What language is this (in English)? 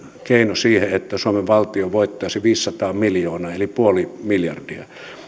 Finnish